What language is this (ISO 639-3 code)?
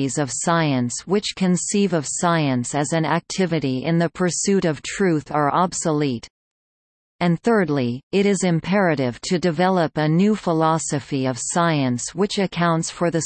eng